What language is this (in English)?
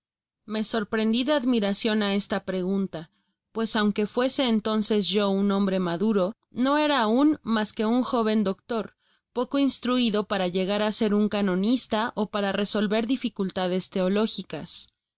Spanish